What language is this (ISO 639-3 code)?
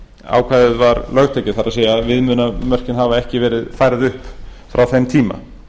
isl